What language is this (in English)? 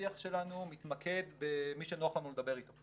Hebrew